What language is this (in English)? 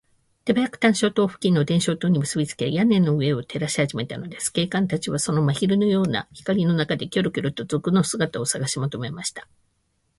Japanese